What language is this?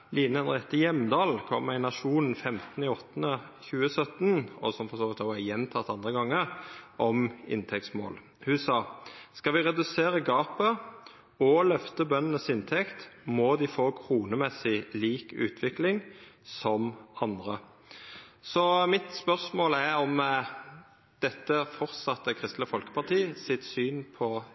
Norwegian Nynorsk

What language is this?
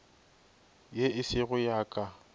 Northern Sotho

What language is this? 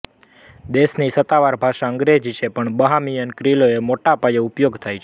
Gujarati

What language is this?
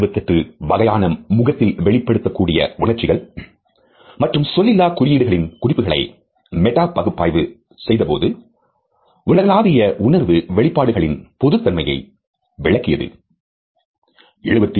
Tamil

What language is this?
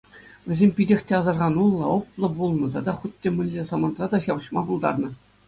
Chuvash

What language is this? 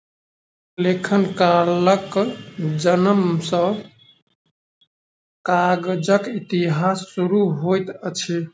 Maithili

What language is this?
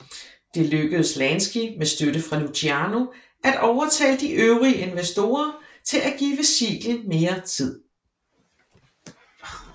Danish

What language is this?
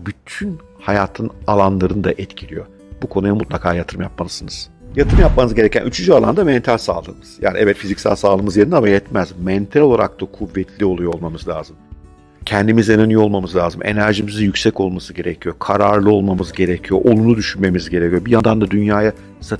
Turkish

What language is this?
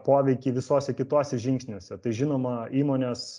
Lithuanian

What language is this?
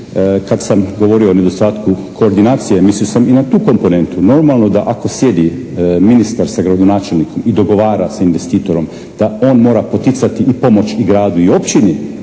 Croatian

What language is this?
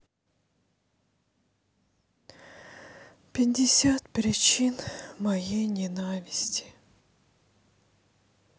Russian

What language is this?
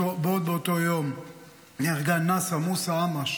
Hebrew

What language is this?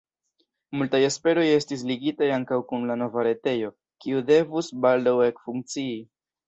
Esperanto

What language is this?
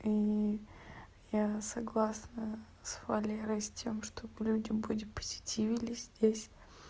Russian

